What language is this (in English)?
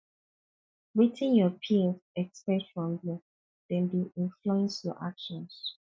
Nigerian Pidgin